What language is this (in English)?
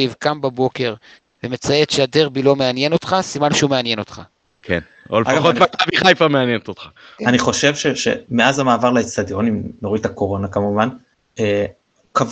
Hebrew